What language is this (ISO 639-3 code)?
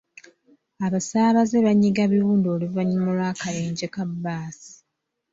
lug